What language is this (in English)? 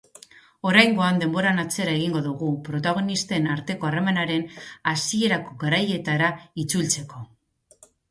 Basque